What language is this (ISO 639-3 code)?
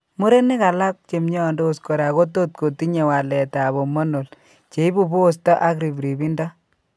kln